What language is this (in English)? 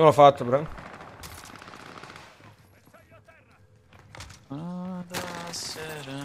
Italian